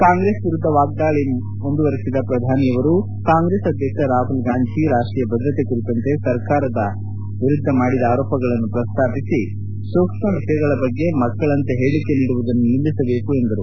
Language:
Kannada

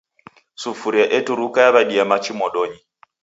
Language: Taita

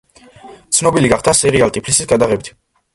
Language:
Georgian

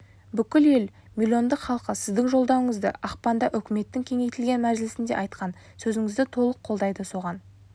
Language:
Kazakh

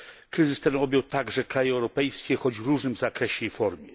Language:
Polish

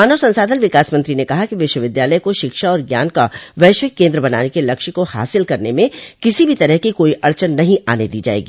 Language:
Hindi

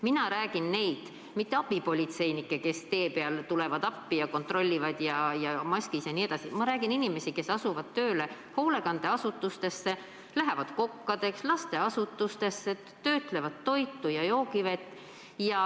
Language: Estonian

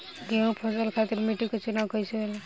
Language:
Bhojpuri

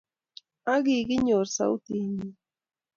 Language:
Kalenjin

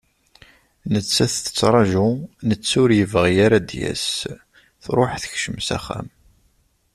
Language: Kabyle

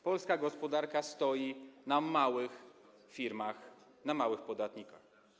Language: Polish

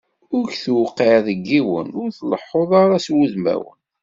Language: Kabyle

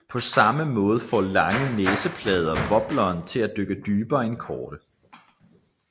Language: Danish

